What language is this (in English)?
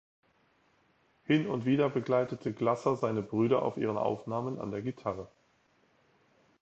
German